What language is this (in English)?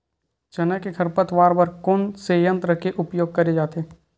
Chhattisgarhi